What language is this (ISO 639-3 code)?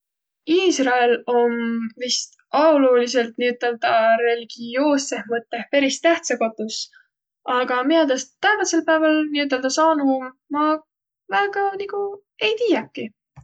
vro